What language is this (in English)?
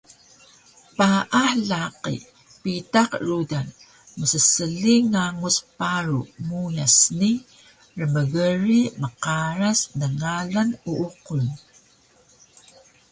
Taroko